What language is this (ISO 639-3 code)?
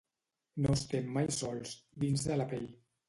cat